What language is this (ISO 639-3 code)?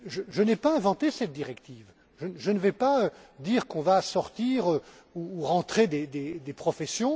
fra